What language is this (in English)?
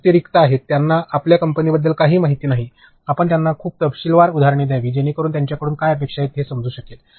Marathi